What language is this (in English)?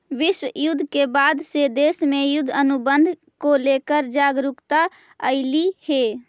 Magahi